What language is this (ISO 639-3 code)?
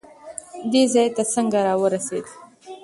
pus